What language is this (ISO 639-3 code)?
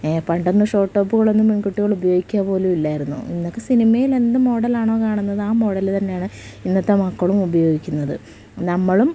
mal